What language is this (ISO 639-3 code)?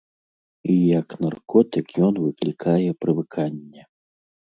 bel